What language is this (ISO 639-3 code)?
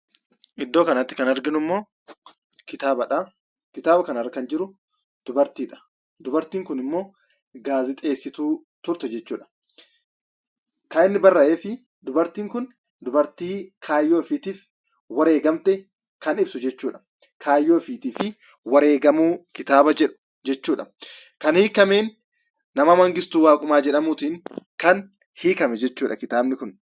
orm